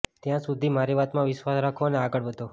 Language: Gujarati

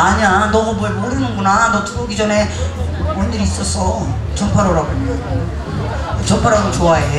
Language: Korean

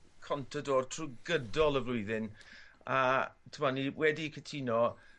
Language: Welsh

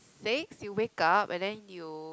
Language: English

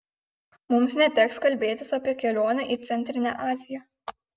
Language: Lithuanian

